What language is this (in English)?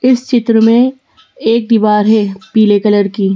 Hindi